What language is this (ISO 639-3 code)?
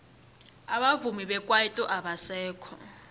nbl